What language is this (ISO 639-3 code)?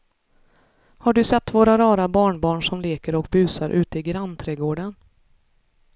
swe